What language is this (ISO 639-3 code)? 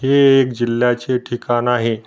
mar